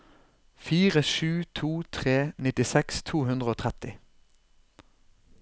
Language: Norwegian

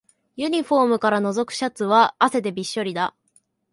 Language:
Japanese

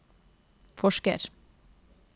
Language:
Norwegian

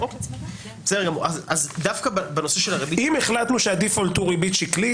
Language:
Hebrew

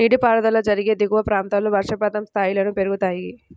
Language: Telugu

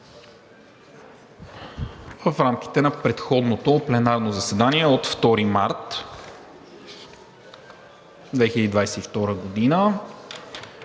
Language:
Bulgarian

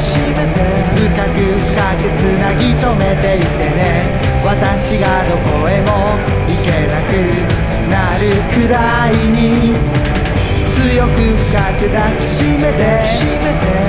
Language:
Japanese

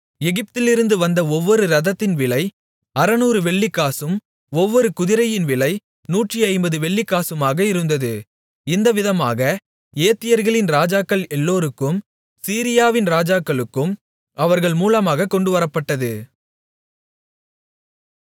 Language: Tamil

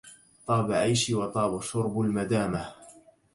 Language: Arabic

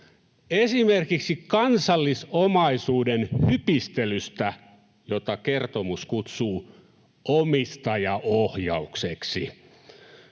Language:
Finnish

